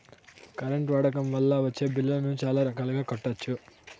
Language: Telugu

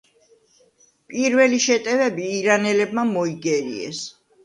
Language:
Georgian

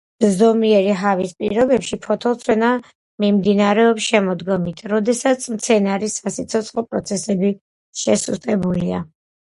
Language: Georgian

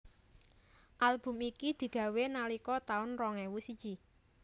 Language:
Javanese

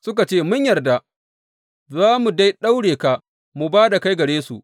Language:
Hausa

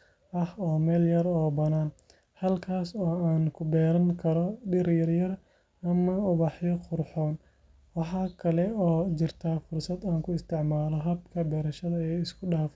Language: Somali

